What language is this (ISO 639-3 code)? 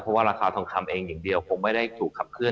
tha